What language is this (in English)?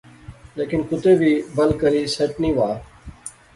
Pahari-Potwari